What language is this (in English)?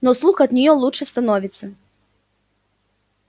Russian